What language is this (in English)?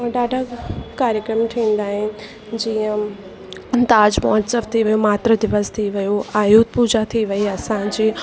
Sindhi